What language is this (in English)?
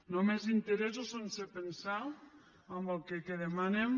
Catalan